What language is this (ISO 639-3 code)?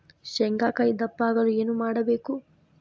kan